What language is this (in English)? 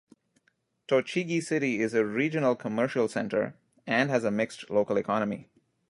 English